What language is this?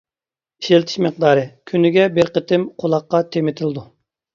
Uyghur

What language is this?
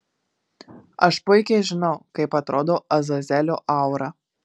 Lithuanian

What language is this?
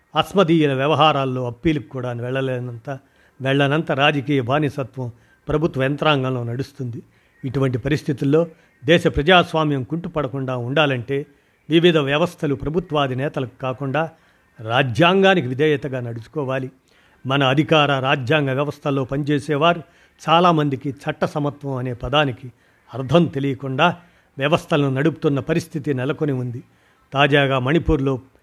Telugu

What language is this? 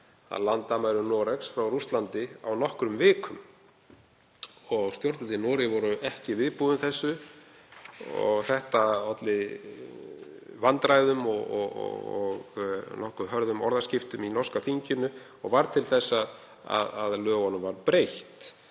Icelandic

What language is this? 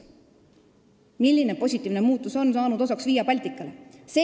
Estonian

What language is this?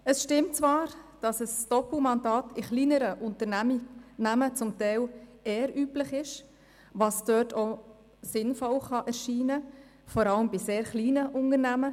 Swiss German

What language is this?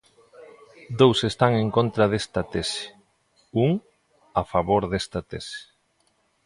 Galician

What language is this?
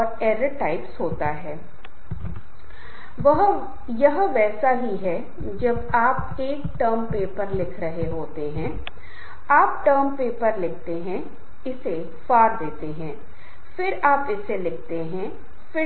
Hindi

